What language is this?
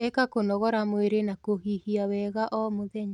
Kikuyu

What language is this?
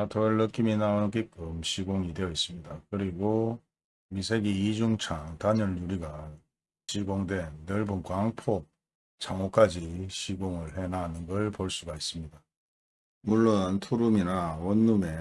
Korean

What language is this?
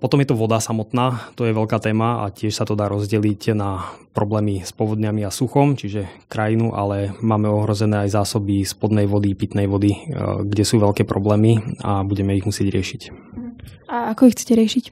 Slovak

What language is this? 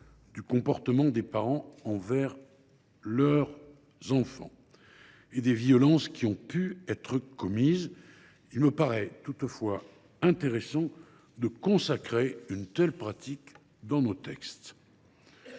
French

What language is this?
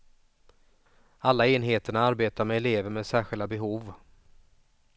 Swedish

